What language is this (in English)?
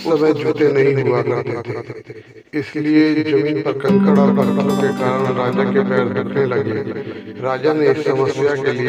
Arabic